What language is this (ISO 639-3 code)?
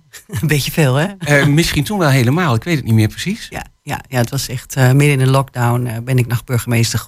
nld